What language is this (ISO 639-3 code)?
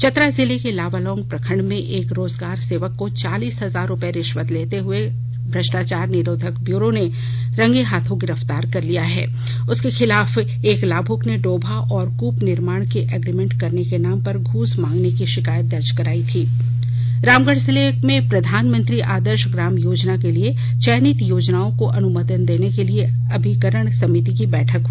hin